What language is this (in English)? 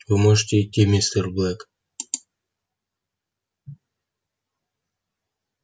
Russian